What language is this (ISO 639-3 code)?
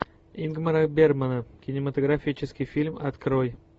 rus